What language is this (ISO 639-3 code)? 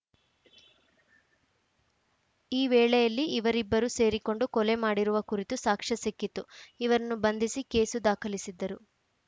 kan